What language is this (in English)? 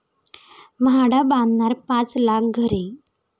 Marathi